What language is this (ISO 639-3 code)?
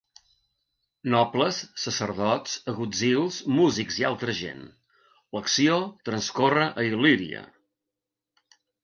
cat